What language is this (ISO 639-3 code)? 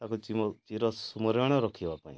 ori